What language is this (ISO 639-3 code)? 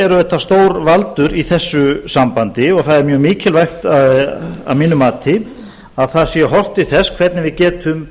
isl